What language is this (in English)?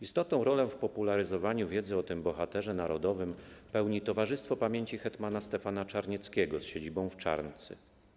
Polish